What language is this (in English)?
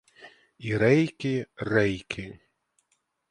Ukrainian